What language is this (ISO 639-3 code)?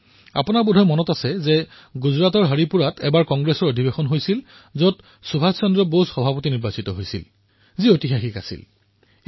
asm